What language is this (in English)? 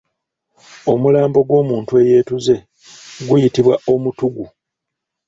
Ganda